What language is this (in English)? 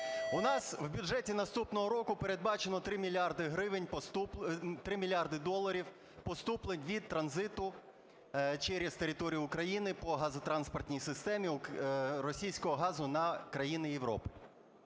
Ukrainian